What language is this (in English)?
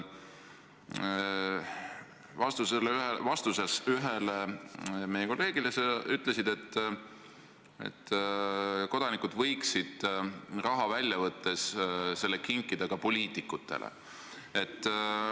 Estonian